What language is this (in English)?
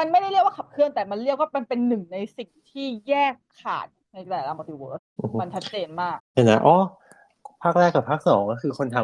Thai